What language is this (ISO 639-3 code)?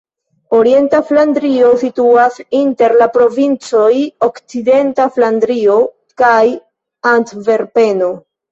epo